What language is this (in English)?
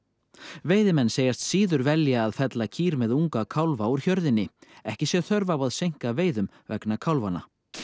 Icelandic